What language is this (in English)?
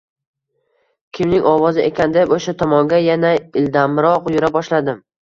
Uzbek